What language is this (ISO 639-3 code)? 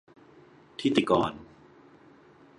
tha